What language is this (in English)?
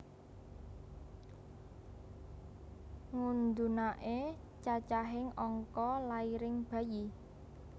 Javanese